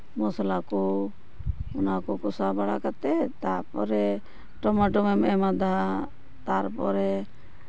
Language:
Santali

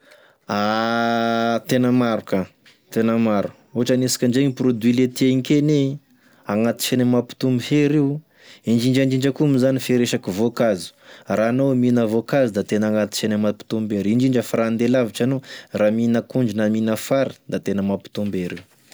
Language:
Tesaka Malagasy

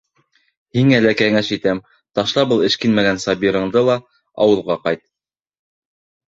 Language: Bashkir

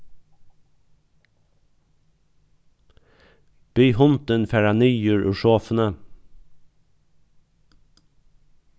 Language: Faroese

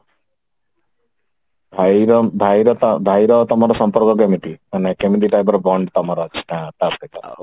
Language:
Odia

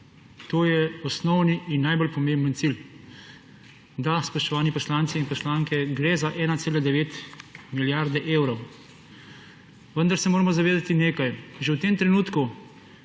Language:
Slovenian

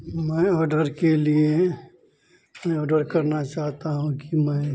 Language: Hindi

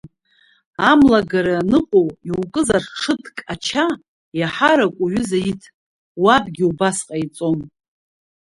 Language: Abkhazian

